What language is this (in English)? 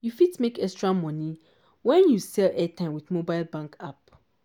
Nigerian Pidgin